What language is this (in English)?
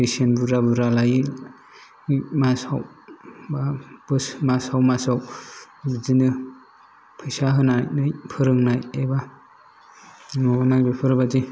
Bodo